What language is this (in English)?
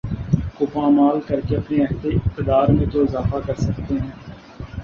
Urdu